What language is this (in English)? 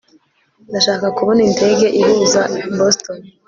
Kinyarwanda